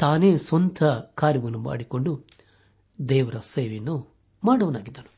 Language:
Kannada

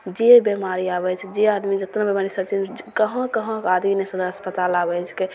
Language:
Maithili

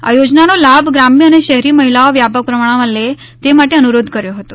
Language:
Gujarati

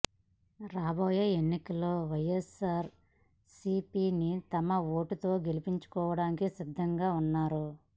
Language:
Telugu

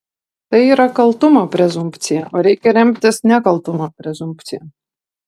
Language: Lithuanian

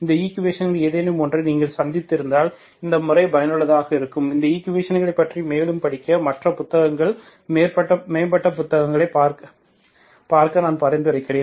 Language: Tamil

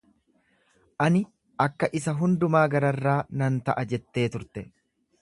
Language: Oromo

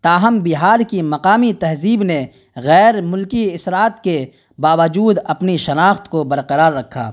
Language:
Urdu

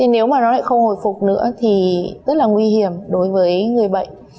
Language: Vietnamese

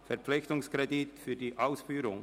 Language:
Swiss German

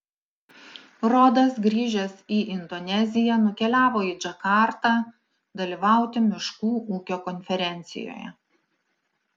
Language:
Lithuanian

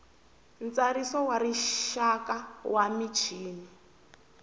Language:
Tsonga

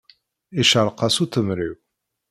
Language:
Kabyle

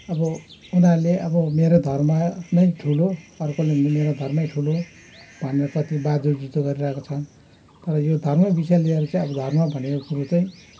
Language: Nepali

